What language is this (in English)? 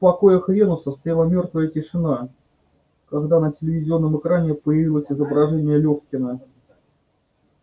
Russian